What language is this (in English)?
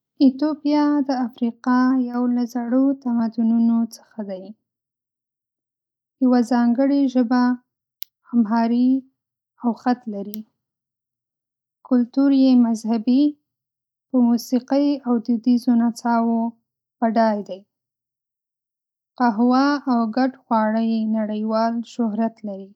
Pashto